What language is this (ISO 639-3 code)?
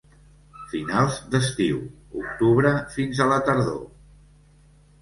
cat